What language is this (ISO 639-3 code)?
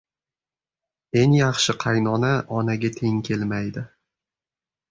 uzb